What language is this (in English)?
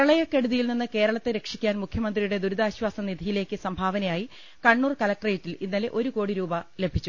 Malayalam